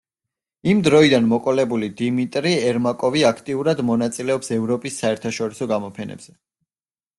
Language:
Georgian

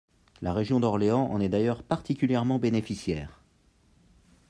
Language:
French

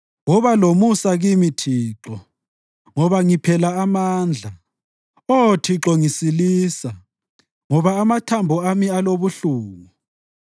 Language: North Ndebele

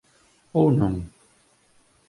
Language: Galician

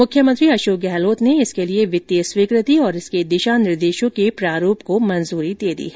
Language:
Hindi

